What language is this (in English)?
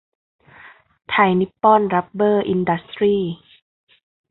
Thai